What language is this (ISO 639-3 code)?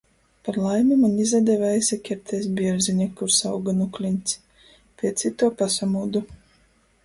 ltg